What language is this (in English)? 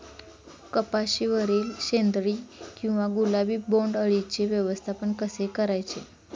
Marathi